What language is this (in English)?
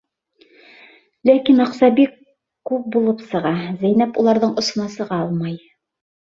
Bashkir